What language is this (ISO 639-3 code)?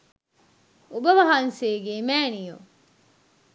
sin